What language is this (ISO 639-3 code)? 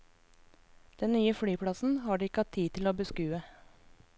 nor